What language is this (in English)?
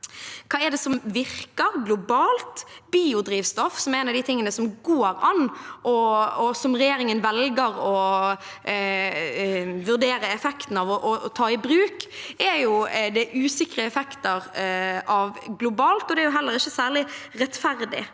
Norwegian